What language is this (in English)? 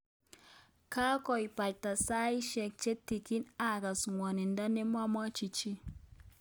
Kalenjin